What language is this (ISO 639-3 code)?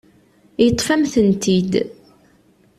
kab